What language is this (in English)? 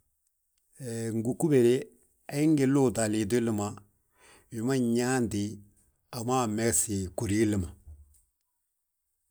Balanta-Ganja